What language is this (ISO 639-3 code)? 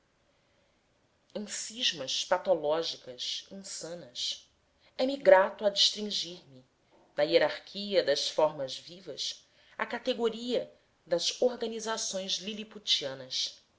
por